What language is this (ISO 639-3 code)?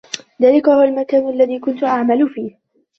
ara